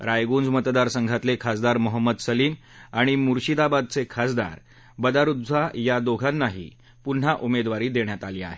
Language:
Marathi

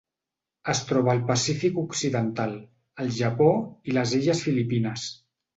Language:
Catalan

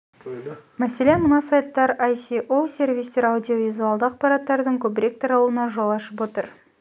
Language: Kazakh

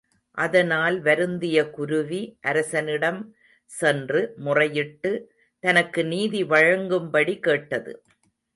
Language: Tamil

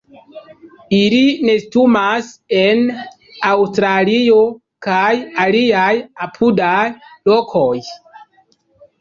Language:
Esperanto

